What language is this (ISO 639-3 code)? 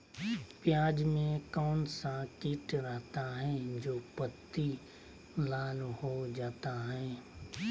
mag